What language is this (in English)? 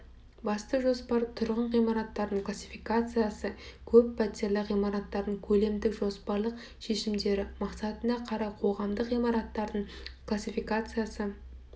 Kazakh